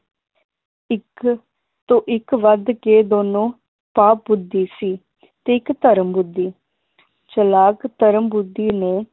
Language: Punjabi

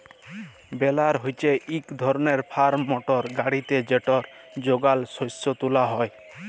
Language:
Bangla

